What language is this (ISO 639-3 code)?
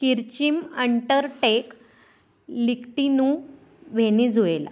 mar